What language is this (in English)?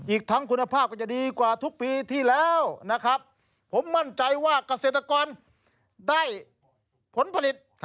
Thai